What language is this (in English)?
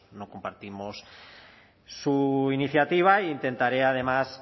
Spanish